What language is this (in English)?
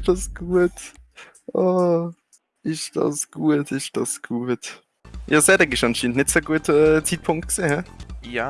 German